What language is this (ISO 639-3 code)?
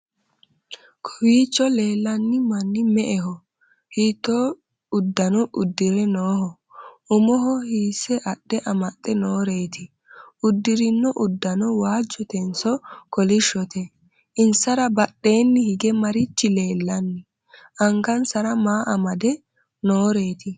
sid